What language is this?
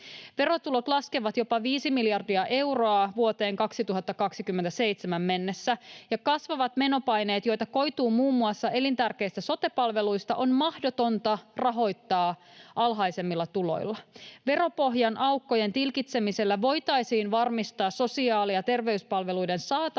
Finnish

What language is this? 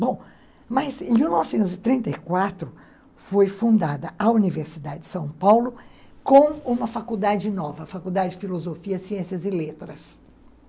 Portuguese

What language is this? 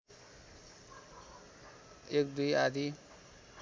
Nepali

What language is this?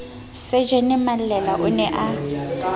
Southern Sotho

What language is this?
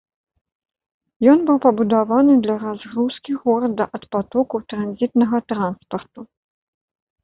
Belarusian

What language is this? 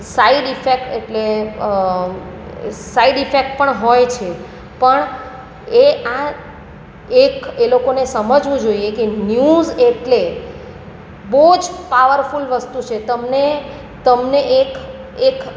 Gujarati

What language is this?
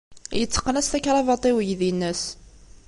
Kabyle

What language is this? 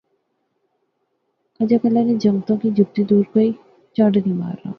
Pahari-Potwari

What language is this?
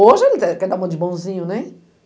Portuguese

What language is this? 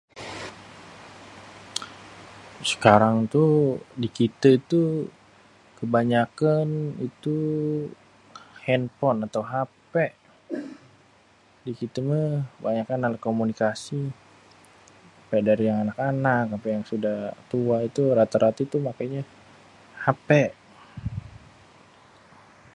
Betawi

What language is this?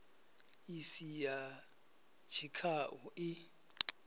Venda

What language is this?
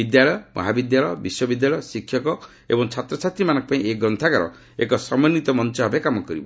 Odia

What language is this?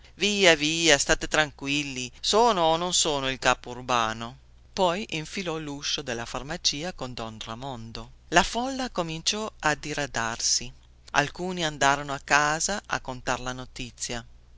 Italian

